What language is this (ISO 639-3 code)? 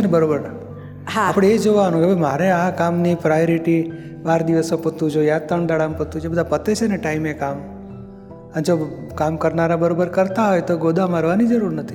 guj